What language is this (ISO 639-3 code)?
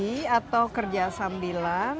ind